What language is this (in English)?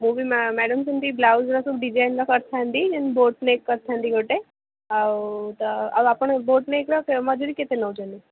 Odia